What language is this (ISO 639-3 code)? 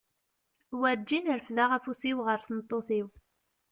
kab